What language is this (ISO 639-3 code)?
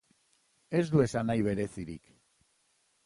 eus